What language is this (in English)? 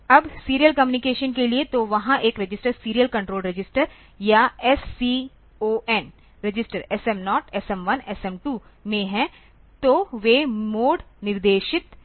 Hindi